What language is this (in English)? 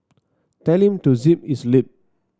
English